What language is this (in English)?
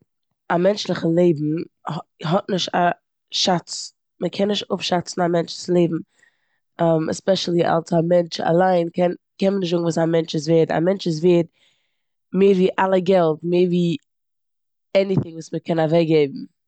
Yiddish